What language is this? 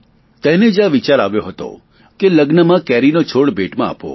Gujarati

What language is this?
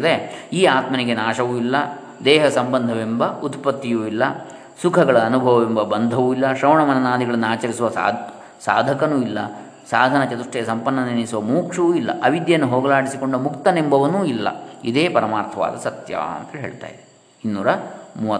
Kannada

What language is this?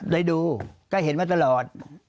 Thai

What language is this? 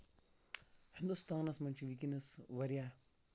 Kashmiri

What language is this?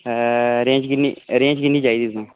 Dogri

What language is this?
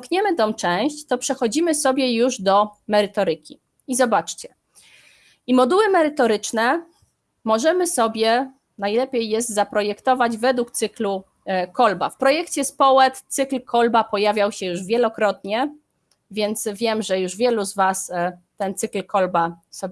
Polish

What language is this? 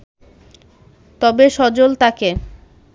Bangla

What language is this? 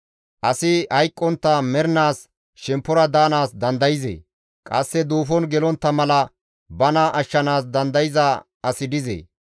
Gamo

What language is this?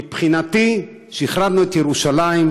Hebrew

